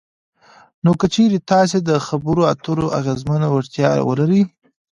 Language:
Pashto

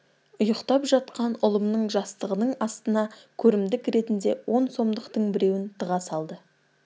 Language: Kazakh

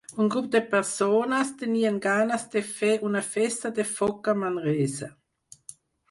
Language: Catalan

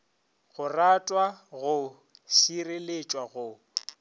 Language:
Northern Sotho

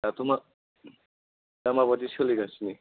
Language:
Bodo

